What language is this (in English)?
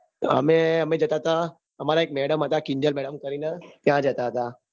Gujarati